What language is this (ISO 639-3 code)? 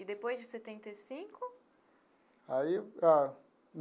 por